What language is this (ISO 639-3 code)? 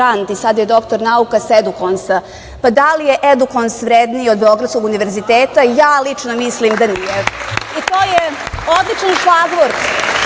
srp